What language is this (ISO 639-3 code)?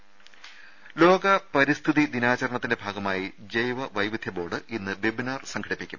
mal